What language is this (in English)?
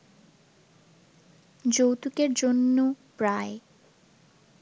Bangla